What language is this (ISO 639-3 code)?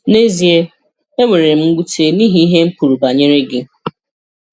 ibo